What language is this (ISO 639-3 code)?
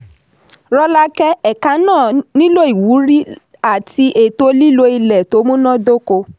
yor